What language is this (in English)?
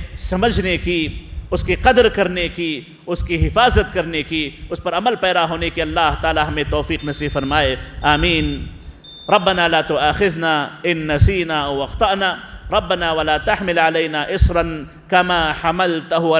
Arabic